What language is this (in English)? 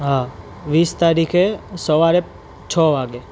Gujarati